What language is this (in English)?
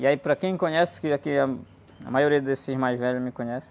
Portuguese